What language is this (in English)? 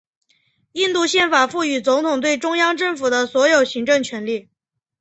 Chinese